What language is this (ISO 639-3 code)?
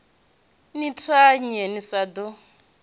ven